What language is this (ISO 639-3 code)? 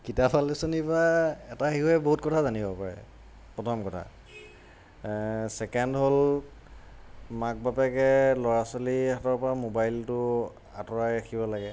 asm